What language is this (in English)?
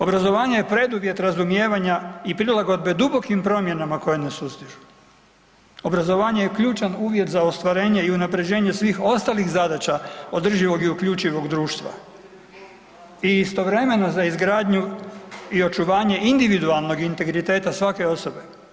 Croatian